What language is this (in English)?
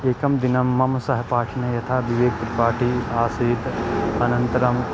Sanskrit